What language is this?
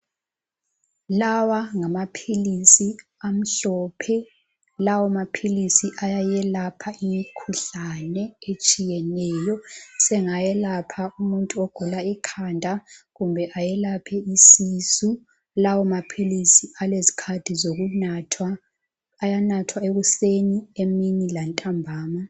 North Ndebele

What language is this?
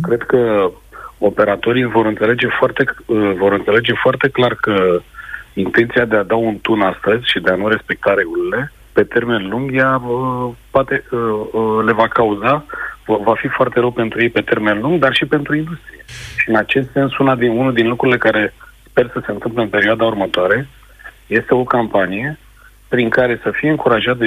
Romanian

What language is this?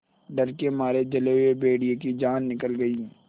Hindi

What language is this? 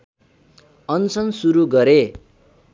Nepali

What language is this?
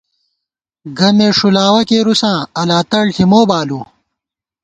Gawar-Bati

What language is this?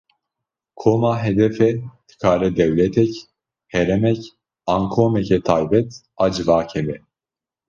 Kurdish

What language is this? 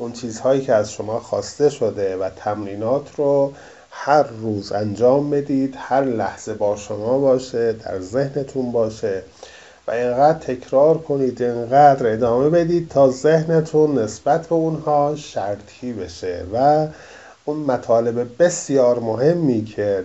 Persian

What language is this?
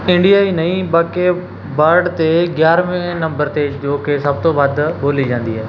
Punjabi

